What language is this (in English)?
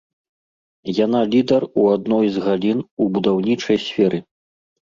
Belarusian